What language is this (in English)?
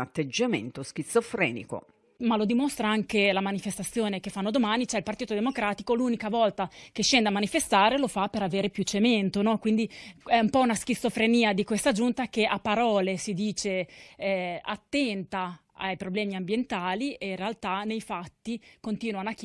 Italian